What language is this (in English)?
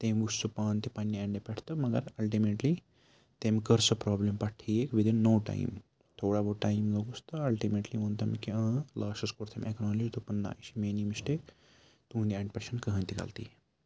Kashmiri